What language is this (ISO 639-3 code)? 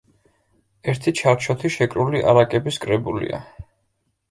kat